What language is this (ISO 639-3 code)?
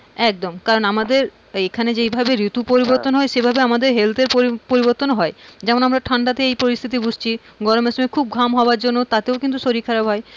ben